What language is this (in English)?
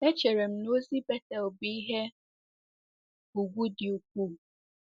Igbo